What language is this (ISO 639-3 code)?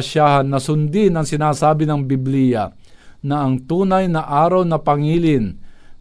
fil